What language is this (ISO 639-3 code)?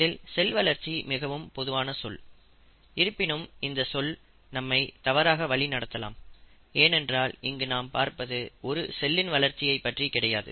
tam